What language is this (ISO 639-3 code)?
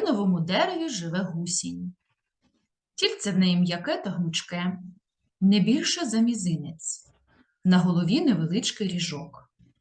ukr